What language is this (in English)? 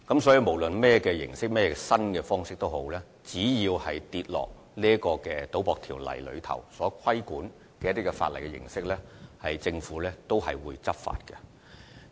Cantonese